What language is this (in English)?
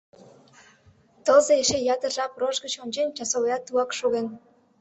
Mari